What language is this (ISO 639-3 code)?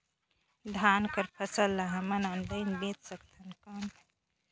hne